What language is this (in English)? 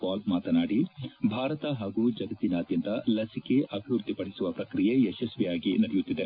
Kannada